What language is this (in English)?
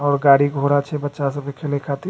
Maithili